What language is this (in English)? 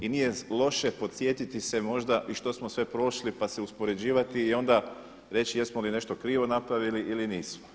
Croatian